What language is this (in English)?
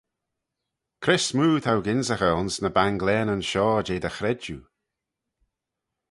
Manx